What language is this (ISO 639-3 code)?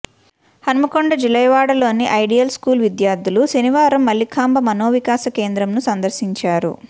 tel